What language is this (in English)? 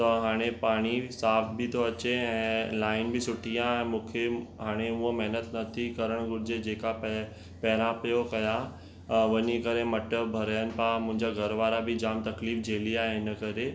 Sindhi